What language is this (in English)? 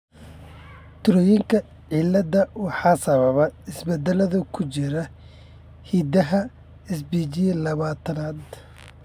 Somali